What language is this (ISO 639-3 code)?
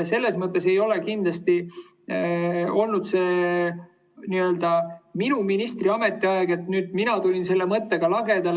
est